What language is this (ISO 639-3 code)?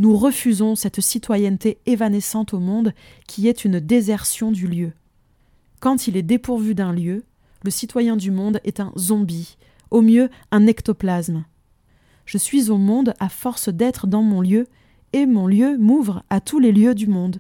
fra